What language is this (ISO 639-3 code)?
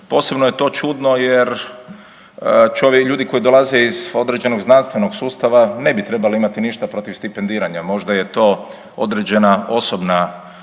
hrv